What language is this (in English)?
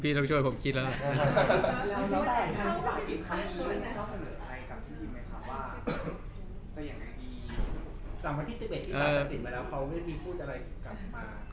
Thai